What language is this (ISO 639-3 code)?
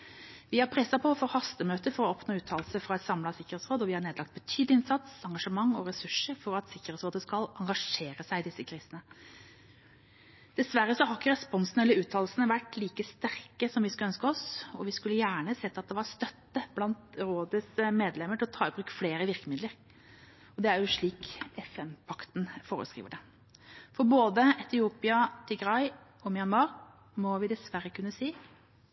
nob